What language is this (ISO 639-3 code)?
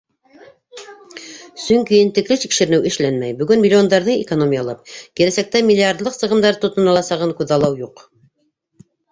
bak